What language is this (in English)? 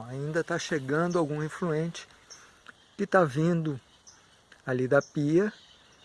Portuguese